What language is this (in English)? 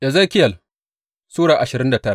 Hausa